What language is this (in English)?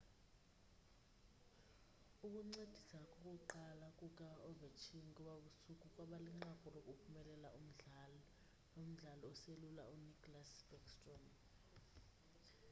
Xhosa